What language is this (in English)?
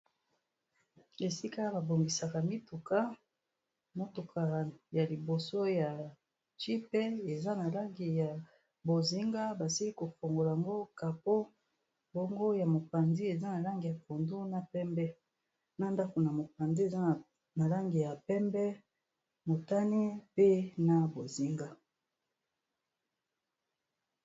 Lingala